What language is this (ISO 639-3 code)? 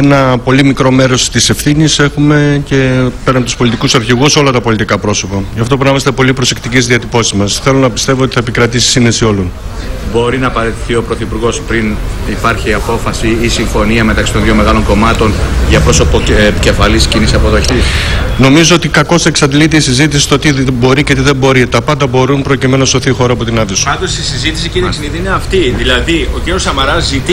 ell